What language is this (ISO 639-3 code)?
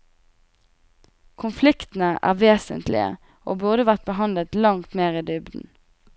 nor